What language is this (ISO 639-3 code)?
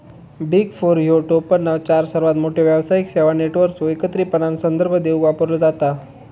mar